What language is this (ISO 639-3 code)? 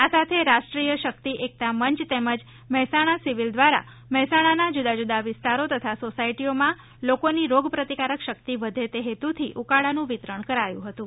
guj